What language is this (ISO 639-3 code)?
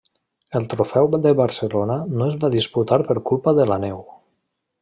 cat